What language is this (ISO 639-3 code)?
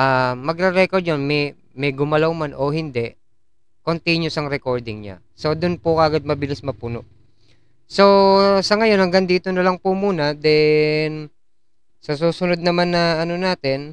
fil